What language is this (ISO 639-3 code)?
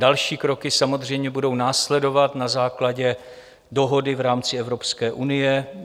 ces